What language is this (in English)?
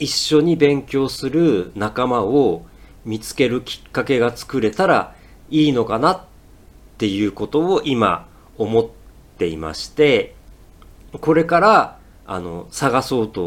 Japanese